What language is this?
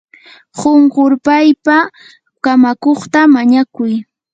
Yanahuanca Pasco Quechua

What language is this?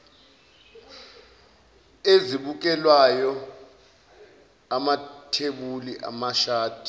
Zulu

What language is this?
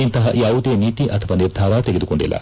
Kannada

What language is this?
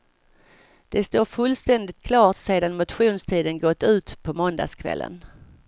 Swedish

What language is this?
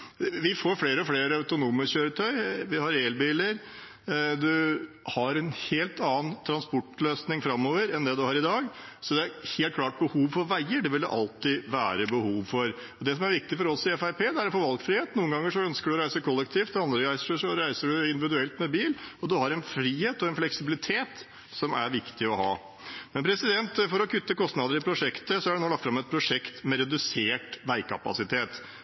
Norwegian Bokmål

